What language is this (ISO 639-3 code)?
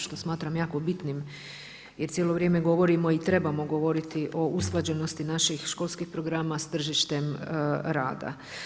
hrv